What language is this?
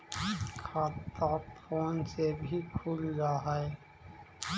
Magahi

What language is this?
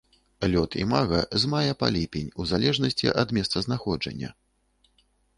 Belarusian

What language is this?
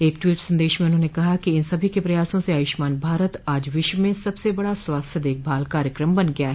Hindi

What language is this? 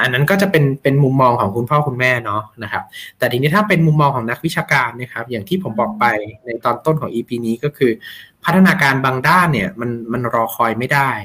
Thai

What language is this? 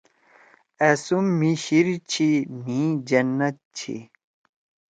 Torwali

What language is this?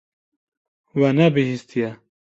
Kurdish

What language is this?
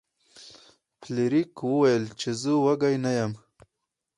Pashto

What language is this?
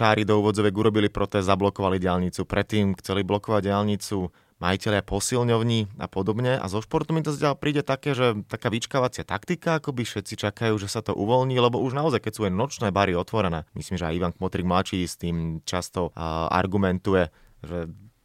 Slovak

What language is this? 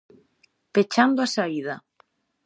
Galician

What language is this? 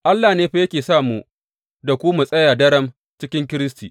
Hausa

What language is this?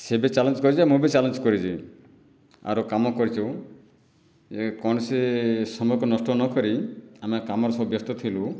Odia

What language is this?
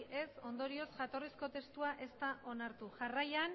Basque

